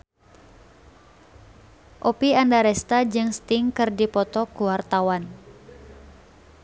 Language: Sundanese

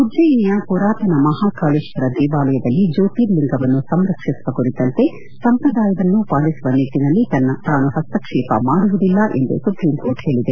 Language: Kannada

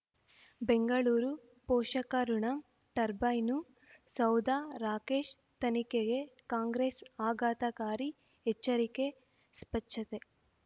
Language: Kannada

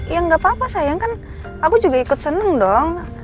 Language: Indonesian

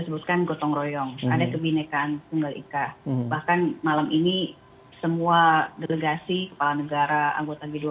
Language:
Indonesian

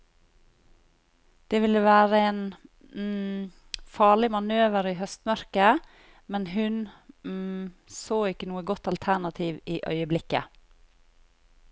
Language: Norwegian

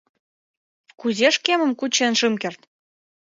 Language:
Mari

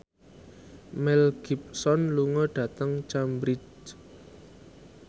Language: Javanese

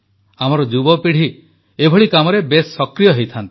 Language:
Odia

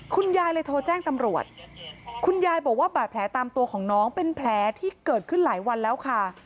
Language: Thai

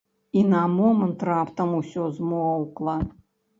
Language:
Belarusian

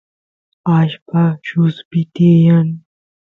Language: Santiago del Estero Quichua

